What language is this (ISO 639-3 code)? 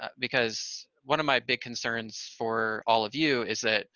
eng